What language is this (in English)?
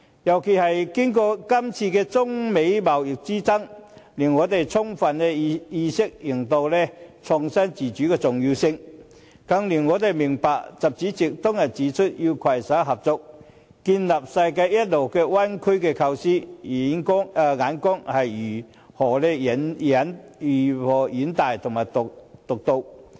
Cantonese